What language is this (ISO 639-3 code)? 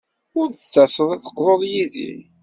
kab